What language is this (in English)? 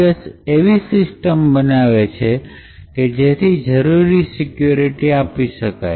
Gujarati